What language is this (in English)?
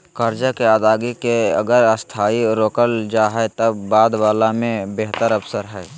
Magahi